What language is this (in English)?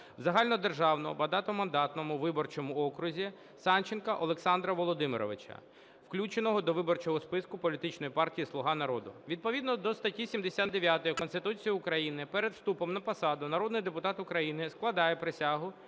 Ukrainian